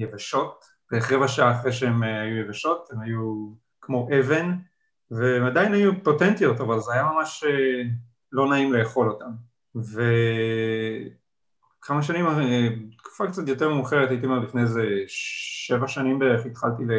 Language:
Hebrew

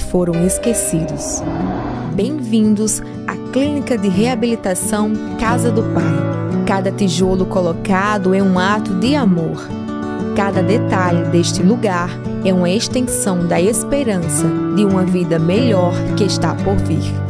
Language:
Portuguese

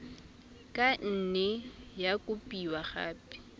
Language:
Tswana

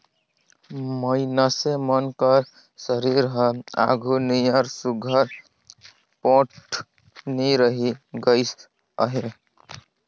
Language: Chhattisgarhi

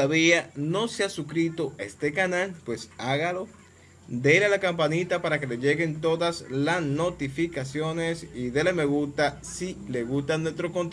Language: Spanish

